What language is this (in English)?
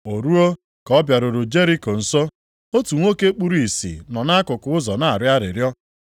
Igbo